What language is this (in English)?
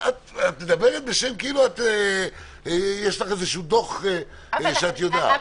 Hebrew